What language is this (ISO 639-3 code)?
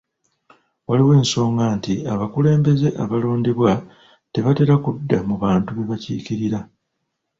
lug